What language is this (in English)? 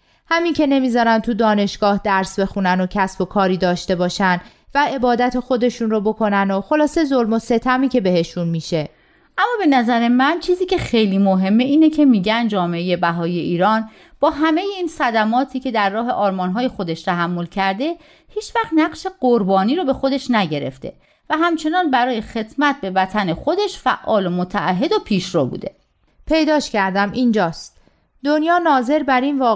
Persian